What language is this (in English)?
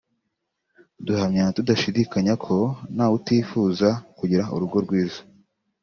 Kinyarwanda